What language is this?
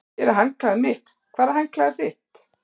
Icelandic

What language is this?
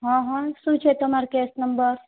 Gujarati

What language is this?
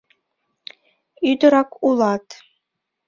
Mari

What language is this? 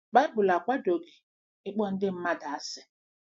Igbo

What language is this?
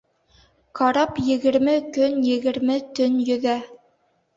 Bashkir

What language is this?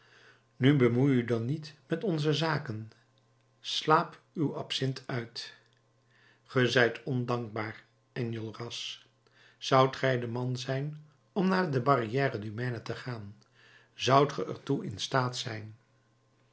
Dutch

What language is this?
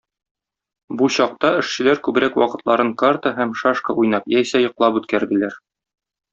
Tatar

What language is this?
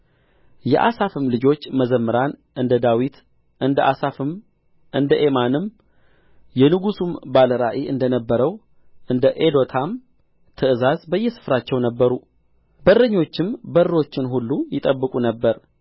Amharic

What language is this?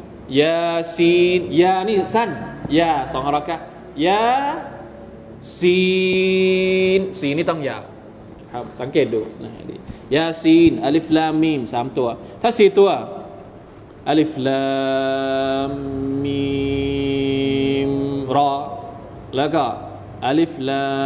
Thai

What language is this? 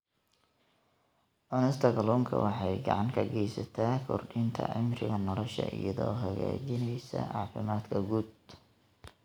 Somali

